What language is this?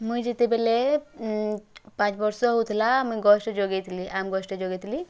Odia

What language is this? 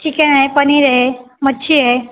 Marathi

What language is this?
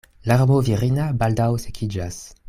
Esperanto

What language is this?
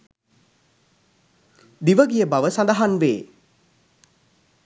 Sinhala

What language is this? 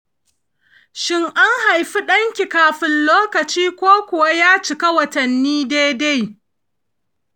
Hausa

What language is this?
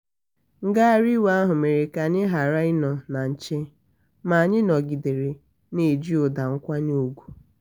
Igbo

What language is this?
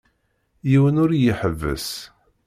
Kabyle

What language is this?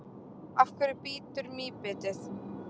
Icelandic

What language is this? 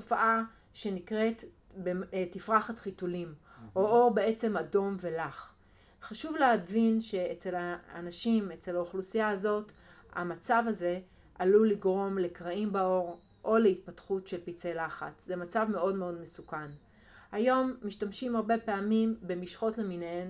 Hebrew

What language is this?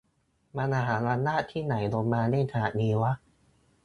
Thai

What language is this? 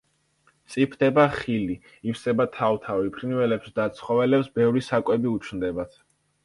Georgian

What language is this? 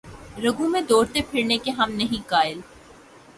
Urdu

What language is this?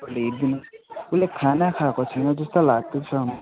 Nepali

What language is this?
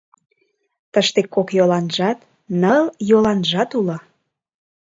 Mari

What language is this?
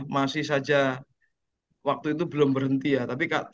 Indonesian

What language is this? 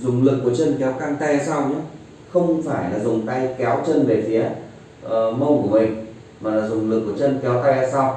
Vietnamese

